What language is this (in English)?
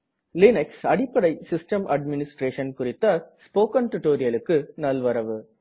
Tamil